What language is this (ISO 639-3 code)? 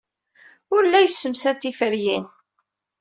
kab